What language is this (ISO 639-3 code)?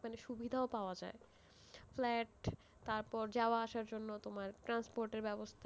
ben